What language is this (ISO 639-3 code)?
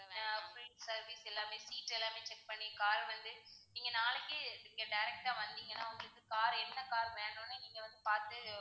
tam